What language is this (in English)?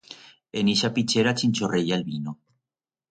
Aragonese